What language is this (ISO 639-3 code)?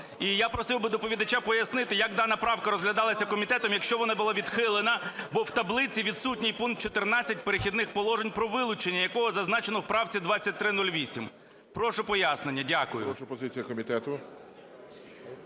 ukr